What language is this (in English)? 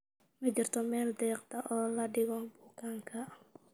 Somali